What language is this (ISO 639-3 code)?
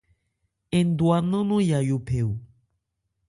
ebr